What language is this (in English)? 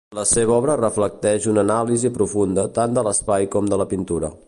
Catalan